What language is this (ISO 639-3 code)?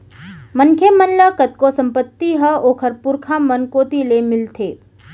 hne